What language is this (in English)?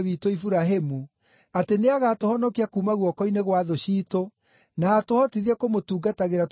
Kikuyu